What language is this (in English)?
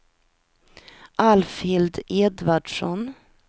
Swedish